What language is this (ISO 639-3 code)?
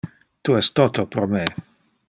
ina